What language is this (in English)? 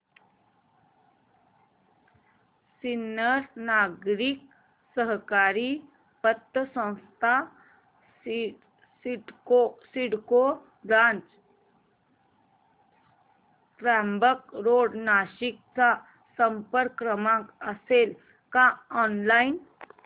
Marathi